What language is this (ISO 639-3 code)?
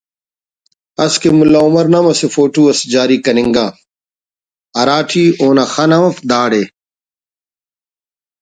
brh